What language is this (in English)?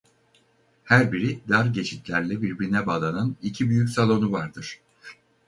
Turkish